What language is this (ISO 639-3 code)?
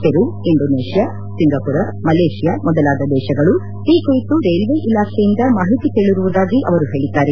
kan